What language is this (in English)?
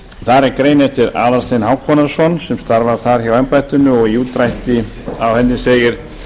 Icelandic